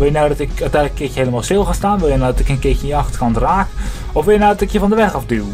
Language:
Dutch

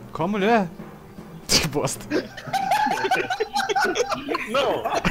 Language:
Portuguese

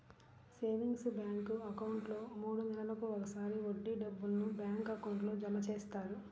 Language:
Telugu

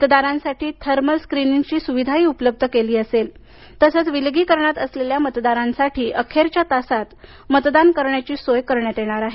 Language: Marathi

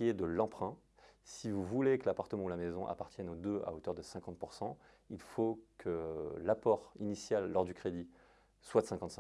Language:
French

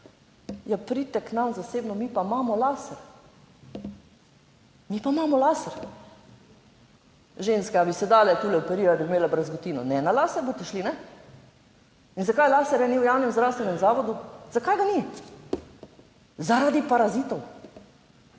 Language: Slovenian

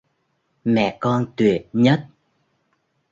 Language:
Vietnamese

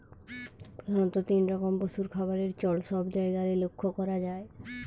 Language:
Bangla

